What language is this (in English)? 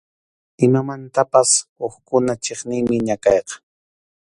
Arequipa-La Unión Quechua